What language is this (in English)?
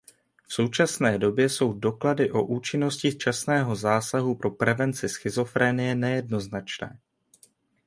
Czech